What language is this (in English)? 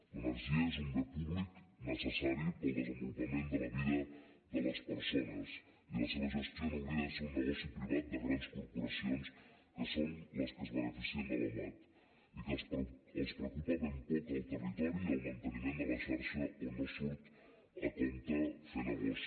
Catalan